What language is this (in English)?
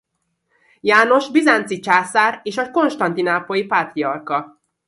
Hungarian